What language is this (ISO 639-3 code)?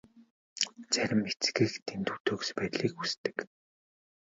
mon